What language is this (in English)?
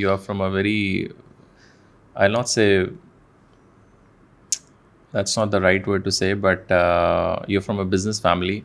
Urdu